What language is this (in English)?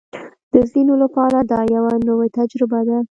Pashto